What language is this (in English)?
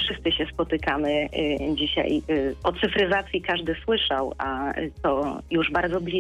Polish